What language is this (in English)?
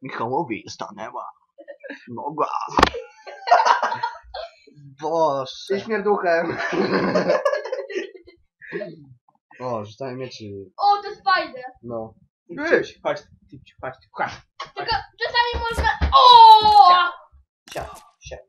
Polish